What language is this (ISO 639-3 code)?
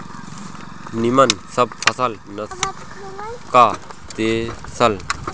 bho